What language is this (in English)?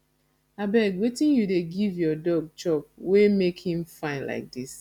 Nigerian Pidgin